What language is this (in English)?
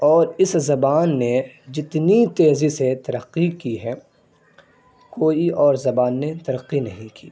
Urdu